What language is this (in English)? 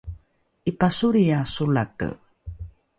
Rukai